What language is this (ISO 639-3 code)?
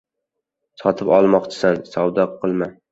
uzb